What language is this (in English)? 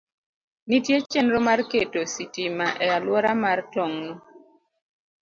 Luo (Kenya and Tanzania)